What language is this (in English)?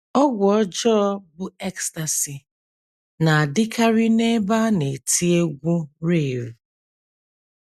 Igbo